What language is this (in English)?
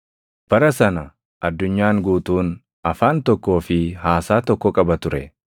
Oromo